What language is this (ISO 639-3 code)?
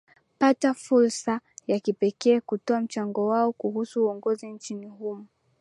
swa